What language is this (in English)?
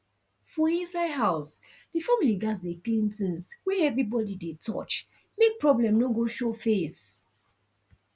Nigerian Pidgin